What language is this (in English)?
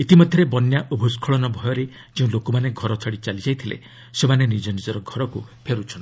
Odia